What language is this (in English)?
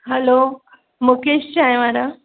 Sindhi